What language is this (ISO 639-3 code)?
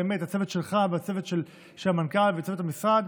heb